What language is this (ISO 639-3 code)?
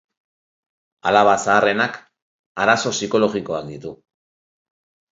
eus